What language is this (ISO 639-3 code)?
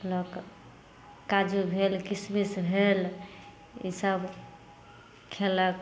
mai